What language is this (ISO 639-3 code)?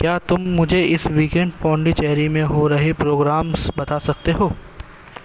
urd